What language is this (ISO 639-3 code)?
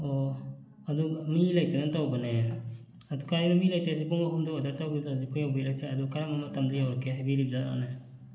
mni